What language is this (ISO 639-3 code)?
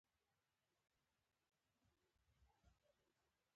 pus